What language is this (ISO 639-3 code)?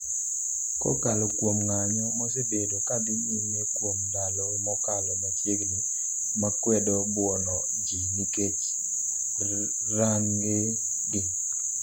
luo